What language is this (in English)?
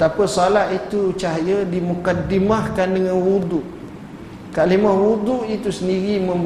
Malay